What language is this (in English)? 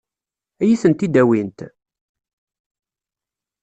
Kabyle